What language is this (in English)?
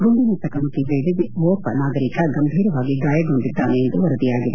Kannada